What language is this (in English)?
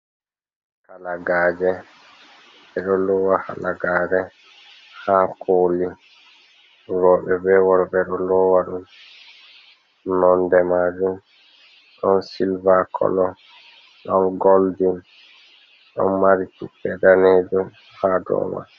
Fula